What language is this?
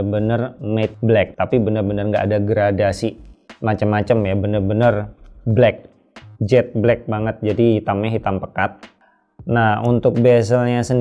Indonesian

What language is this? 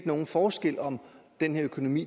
Danish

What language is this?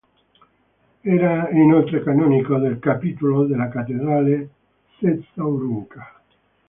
Italian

